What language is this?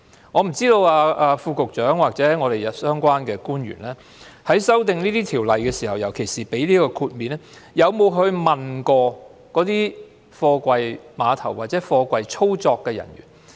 Cantonese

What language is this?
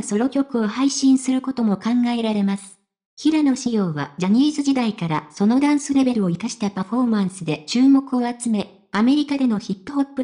Japanese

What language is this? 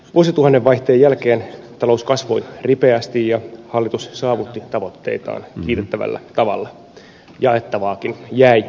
Finnish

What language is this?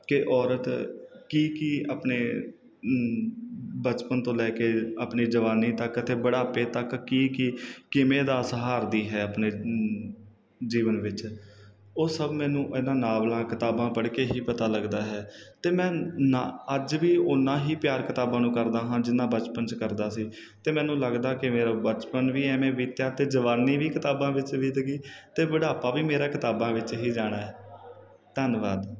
Punjabi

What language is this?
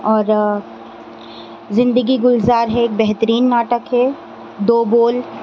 Urdu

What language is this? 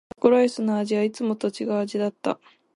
Japanese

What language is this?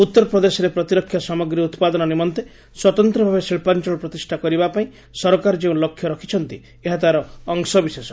Odia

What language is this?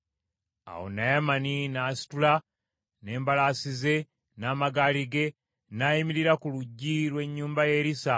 Ganda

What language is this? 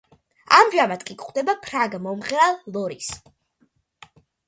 Georgian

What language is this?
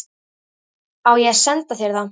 Icelandic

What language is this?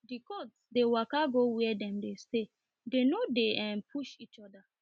Nigerian Pidgin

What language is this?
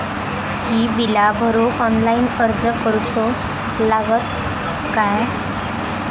Marathi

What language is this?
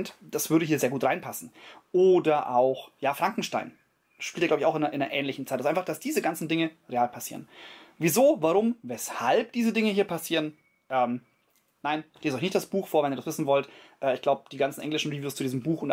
German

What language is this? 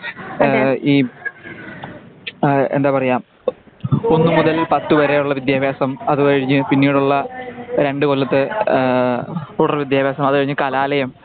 Malayalam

